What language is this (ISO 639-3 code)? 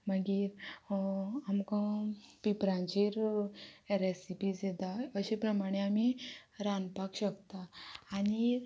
kok